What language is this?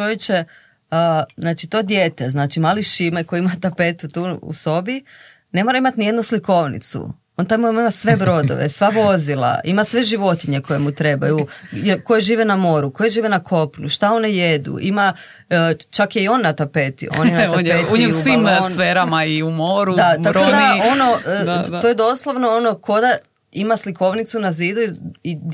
Croatian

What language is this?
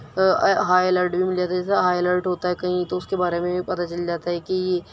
Urdu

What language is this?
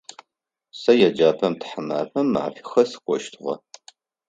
Adyghe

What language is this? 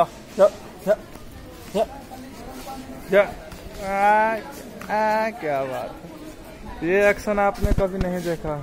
Dutch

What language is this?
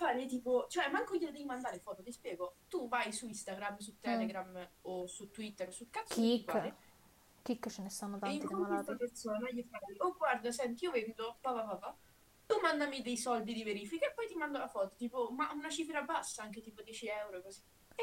Italian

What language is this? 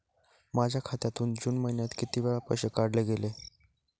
Marathi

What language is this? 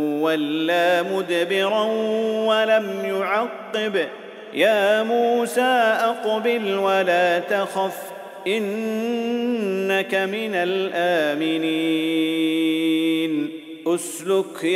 Arabic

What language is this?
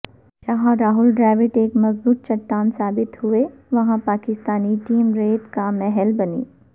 Urdu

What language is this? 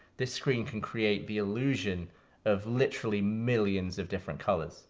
English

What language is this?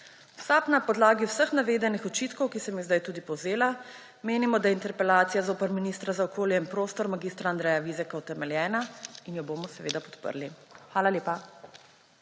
Slovenian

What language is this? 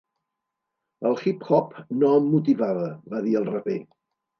Catalan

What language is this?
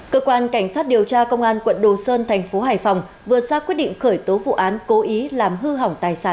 Vietnamese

